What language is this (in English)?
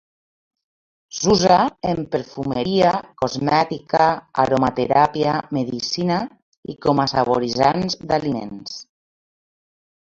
Catalan